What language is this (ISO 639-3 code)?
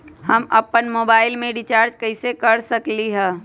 mag